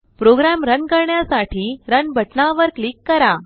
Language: Marathi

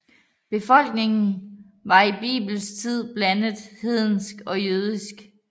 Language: Danish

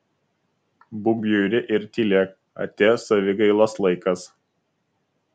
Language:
Lithuanian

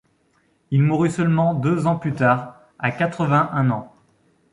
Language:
French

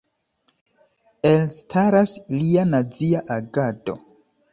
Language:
Esperanto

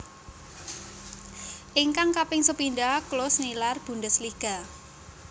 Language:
Javanese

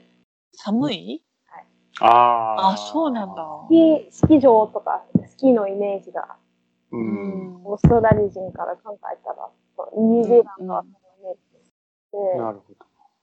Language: Japanese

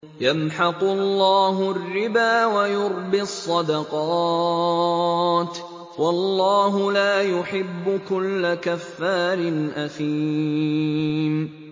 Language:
Arabic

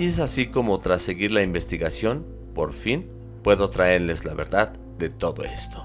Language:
Spanish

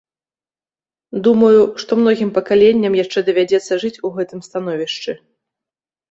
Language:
Belarusian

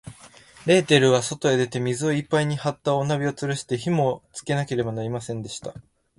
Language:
Japanese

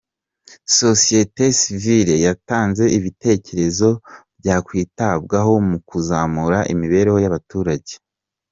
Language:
Kinyarwanda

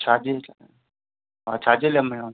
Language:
Sindhi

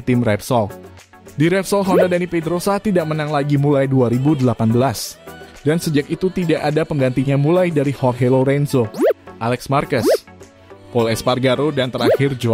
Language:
Indonesian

